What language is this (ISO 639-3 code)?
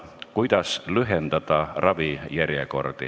est